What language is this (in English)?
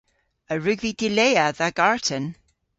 Cornish